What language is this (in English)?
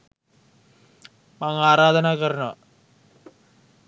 Sinhala